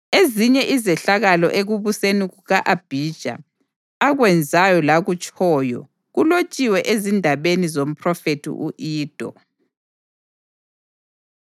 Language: North Ndebele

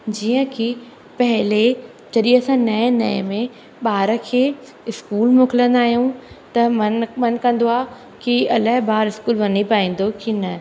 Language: Sindhi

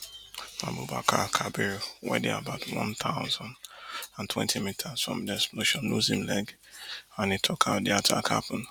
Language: Nigerian Pidgin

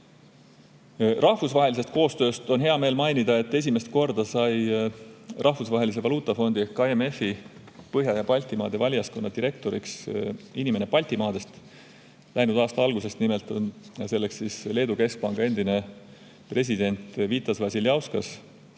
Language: Estonian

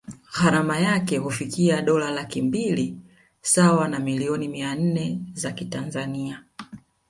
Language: Swahili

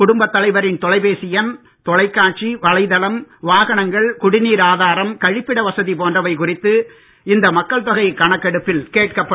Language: Tamil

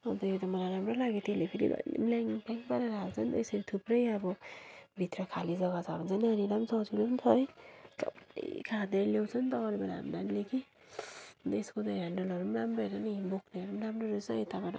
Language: Nepali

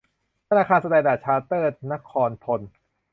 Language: Thai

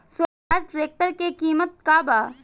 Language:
Bhojpuri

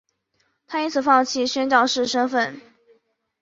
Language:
Chinese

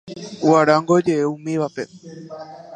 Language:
Guarani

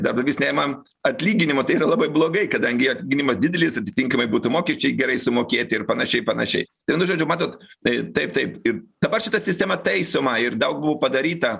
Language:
Lithuanian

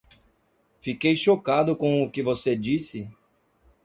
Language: Portuguese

